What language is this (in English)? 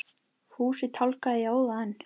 Icelandic